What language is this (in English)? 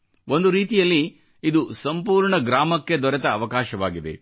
Kannada